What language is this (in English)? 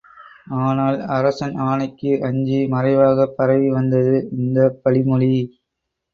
Tamil